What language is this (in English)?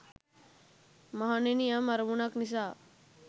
Sinhala